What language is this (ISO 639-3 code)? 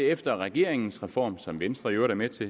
dan